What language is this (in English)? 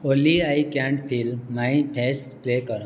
Odia